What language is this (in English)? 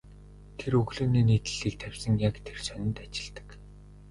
Mongolian